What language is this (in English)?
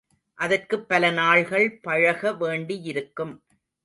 Tamil